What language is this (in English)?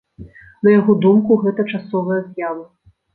Belarusian